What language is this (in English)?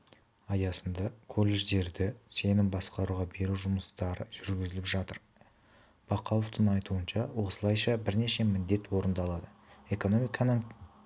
Kazakh